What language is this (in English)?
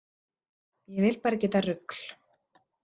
Icelandic